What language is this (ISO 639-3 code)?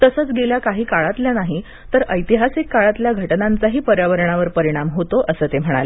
mar